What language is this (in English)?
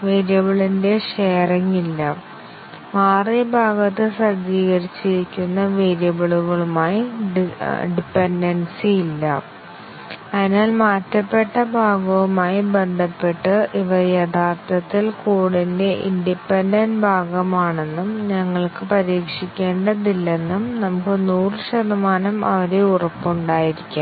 Malayalam